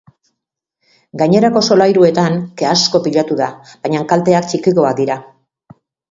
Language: Basque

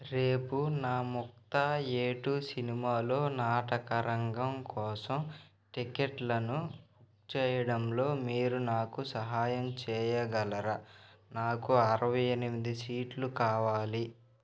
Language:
Telugu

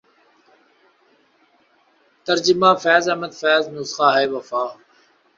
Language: Urdu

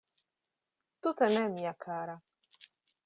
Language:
Esperanto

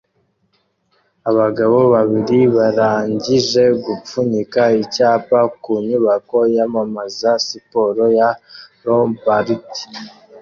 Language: Kinyarwanda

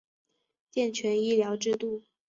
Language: Chinese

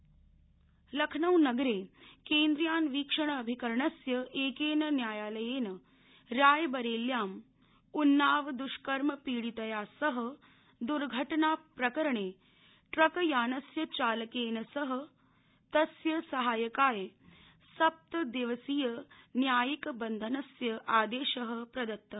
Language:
Sanskrit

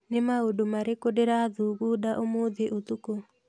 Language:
Kikuyu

